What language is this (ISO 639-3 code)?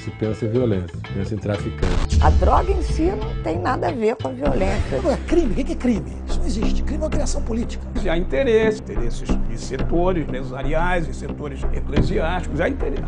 por